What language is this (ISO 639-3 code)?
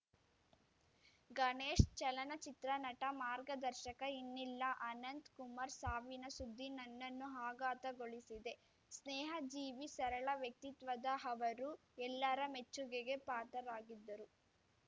kan